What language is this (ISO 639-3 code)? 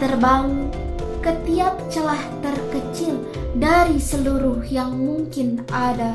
ind